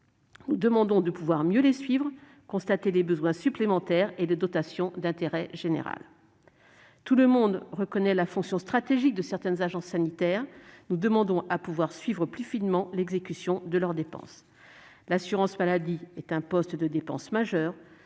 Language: French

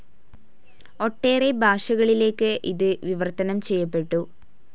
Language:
Malayalam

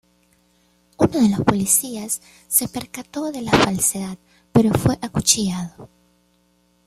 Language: Spanish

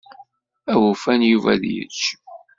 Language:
Kabyle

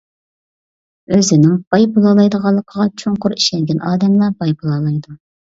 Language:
Uyghur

